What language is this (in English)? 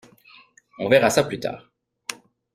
French